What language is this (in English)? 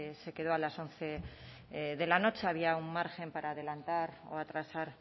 Spanish